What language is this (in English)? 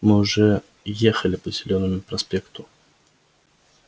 Russian